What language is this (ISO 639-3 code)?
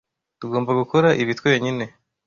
kin